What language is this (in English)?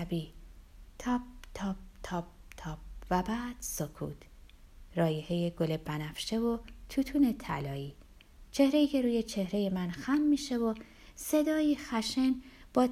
Persian